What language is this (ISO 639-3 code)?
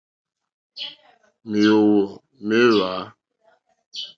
bri